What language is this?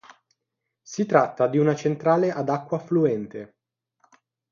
Italian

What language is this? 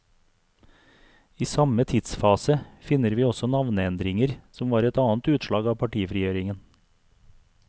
Norwegian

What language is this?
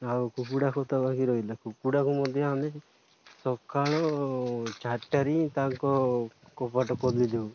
Odia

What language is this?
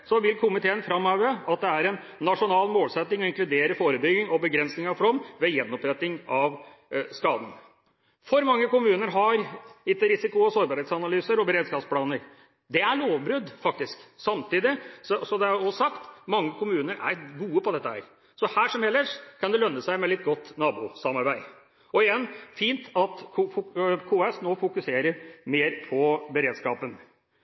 Norwegian Bokmål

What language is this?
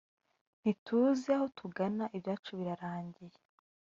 Kinyarwanda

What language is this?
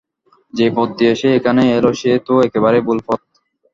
Bangla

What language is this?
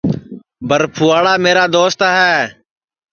Sansi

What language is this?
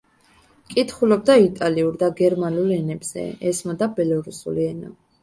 Georgian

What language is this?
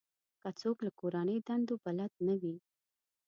Pashto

